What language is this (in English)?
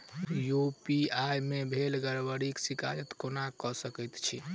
Maithili